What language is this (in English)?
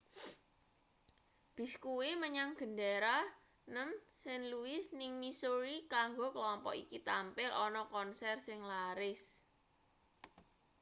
Javanese